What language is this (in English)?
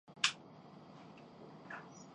Urdu